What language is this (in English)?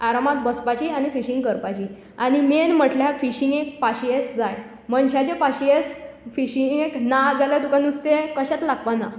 Konkani